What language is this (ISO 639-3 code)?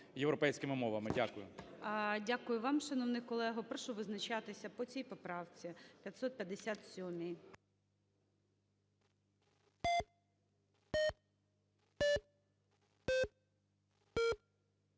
ukr